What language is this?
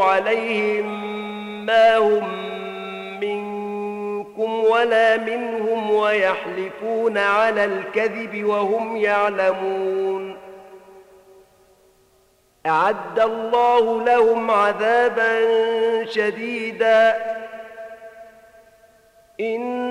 Arabic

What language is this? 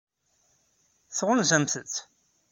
Kabyle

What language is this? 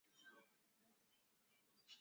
Swahili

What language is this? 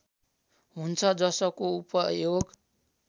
Nepali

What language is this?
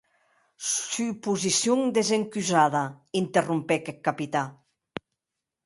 Occitan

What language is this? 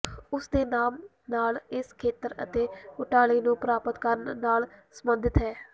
Punjabi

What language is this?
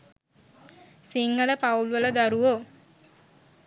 Sinhala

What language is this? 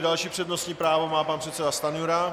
Czech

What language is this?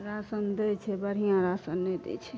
Maithili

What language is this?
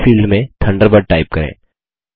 Hindi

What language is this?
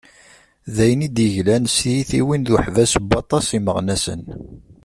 Kabyle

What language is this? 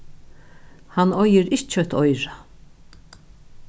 Faroese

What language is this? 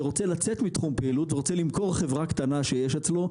Hebrew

